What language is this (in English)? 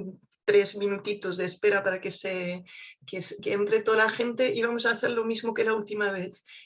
Spanish